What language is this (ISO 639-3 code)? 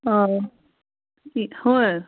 mni